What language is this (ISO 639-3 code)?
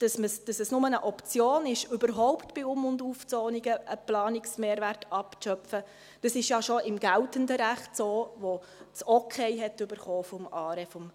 gsw